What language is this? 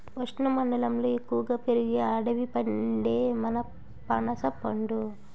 Telugu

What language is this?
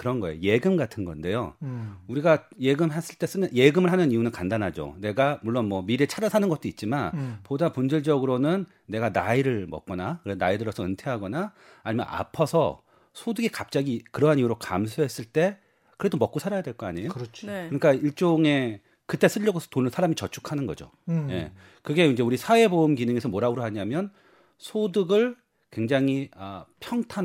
Korean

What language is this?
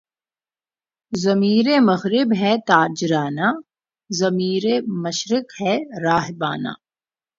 Urdu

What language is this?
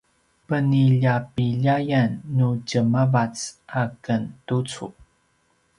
Paiwan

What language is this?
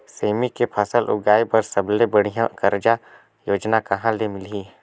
Chhattisgarhi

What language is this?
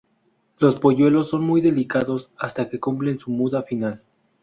Spanish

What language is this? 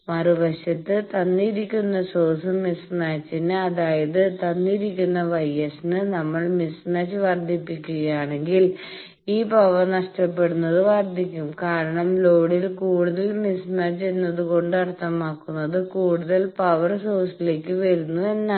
Malayalam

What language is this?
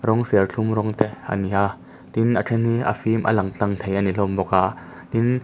Mizo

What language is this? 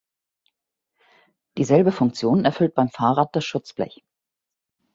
German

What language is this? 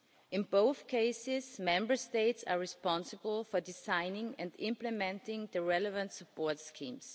English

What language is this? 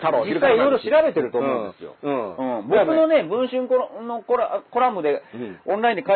Japanese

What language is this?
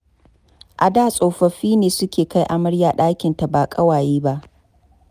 Hausa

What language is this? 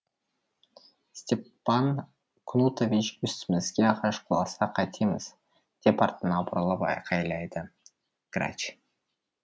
Kazakh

